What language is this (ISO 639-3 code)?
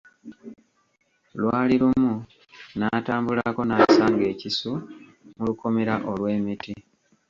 lug